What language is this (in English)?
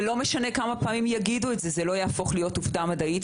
Hebrew